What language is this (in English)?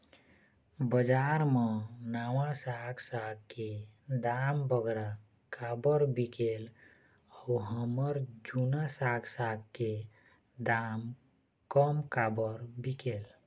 Chhattisgarhi